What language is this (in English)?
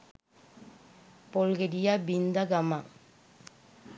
Sinhala